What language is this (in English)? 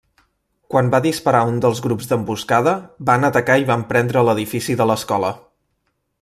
Catalan